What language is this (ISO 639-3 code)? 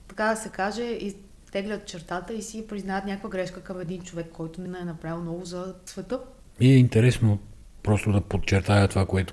bul